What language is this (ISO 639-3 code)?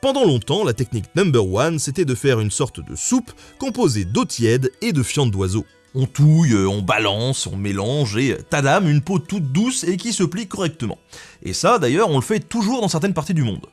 fra